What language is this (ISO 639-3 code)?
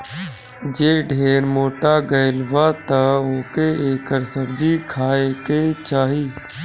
bho